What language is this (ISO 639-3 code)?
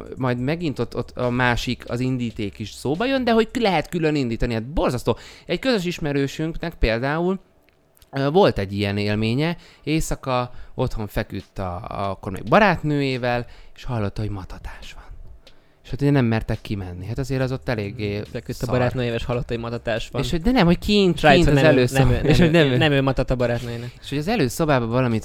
hun